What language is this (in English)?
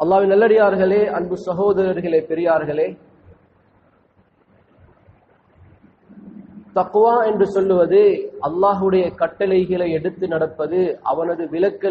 Hindi